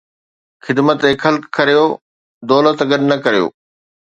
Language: Sindhi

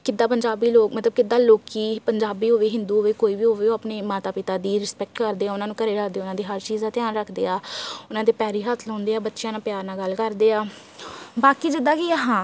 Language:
Punjabi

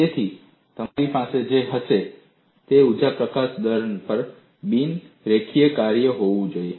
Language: Gujarati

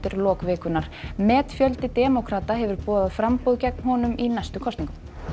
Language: Icelandic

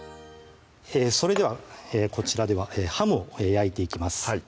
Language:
Japanese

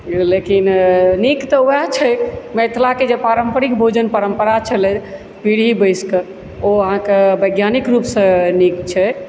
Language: Maithili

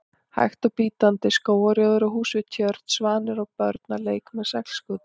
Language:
Icelandic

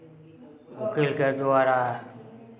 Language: Maithili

